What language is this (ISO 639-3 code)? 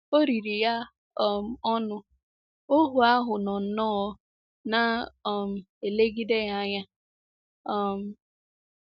ibo